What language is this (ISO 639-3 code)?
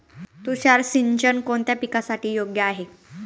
mar